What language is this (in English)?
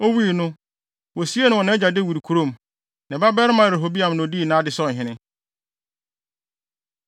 Akan